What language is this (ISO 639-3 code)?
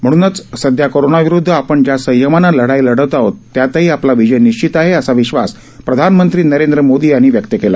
mar